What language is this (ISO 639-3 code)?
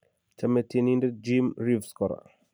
kln